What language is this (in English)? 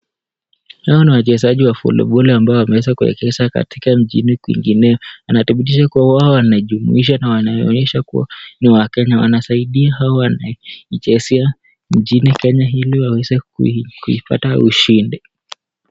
Swahili